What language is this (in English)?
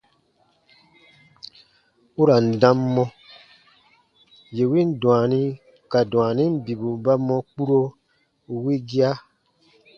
Baatonum